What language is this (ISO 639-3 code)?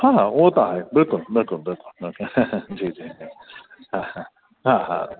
snd